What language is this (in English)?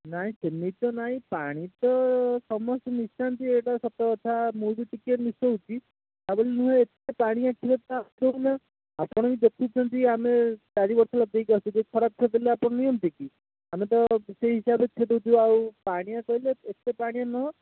Odia